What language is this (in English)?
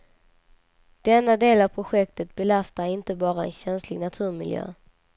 Swedish